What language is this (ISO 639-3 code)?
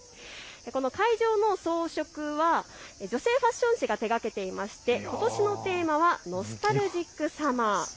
jpn